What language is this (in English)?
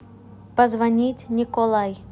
Russian